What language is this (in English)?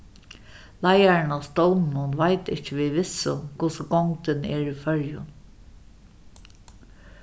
Faroese